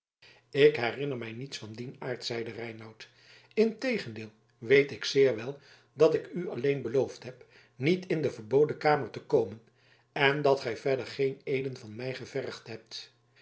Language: Dutch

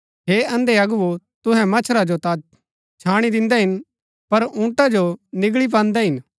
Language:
Gaddi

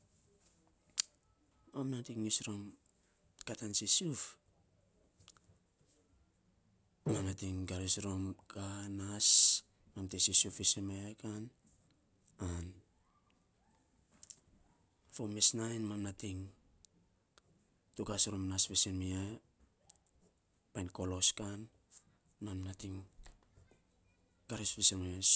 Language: Saposa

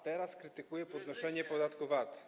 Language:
Polish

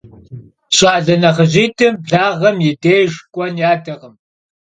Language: Kabardian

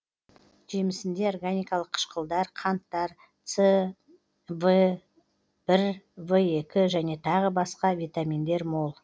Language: Kazakh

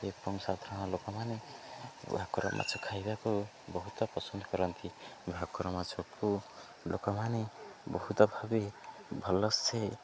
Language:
Odia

